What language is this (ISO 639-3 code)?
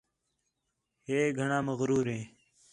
xhe